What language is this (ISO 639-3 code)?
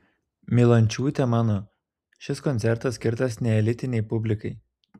lit